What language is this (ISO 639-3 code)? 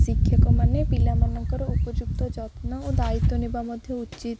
ori